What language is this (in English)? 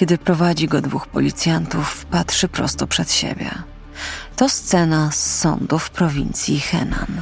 Polish